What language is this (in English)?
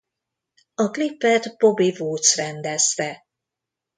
Hungarian